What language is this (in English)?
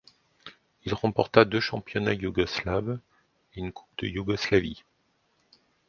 French